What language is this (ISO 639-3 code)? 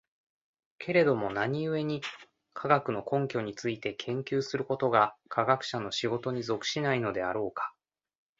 jpn